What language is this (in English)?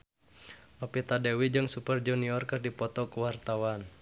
Sundanese